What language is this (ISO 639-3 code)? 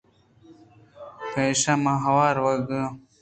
bgp